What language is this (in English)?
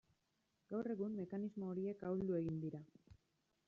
Basque